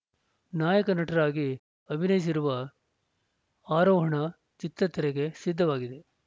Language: Kannada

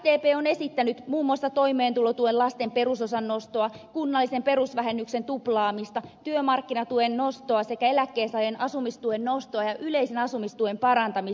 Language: Finnish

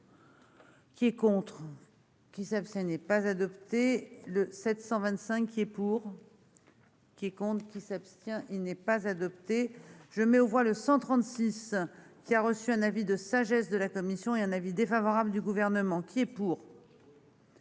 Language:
French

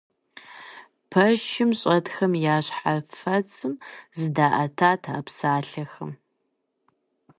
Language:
Kabardian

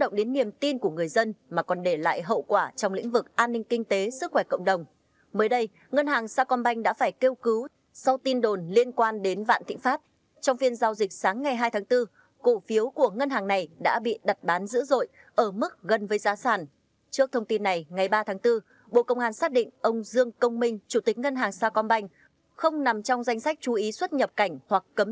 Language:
Vietnamese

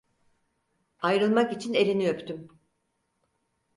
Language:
Turkish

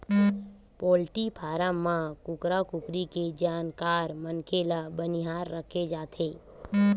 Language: Chhattisgarhi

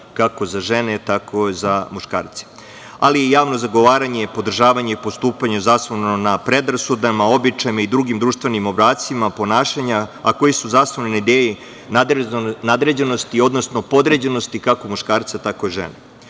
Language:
Serbian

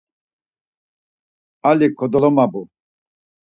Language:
Laz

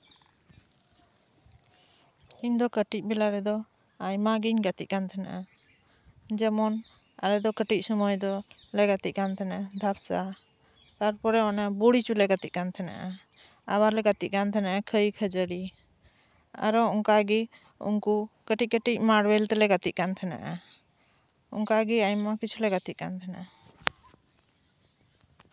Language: Santali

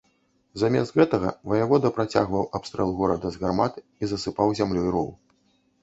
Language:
Belarusian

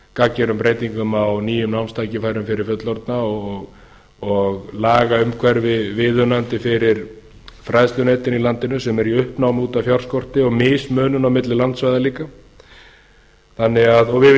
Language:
Icelandic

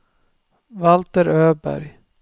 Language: Swedish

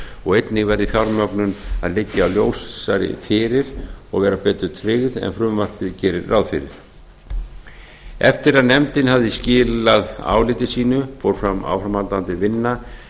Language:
Icelandic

